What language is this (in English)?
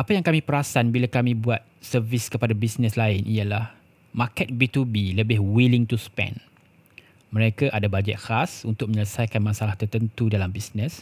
Malay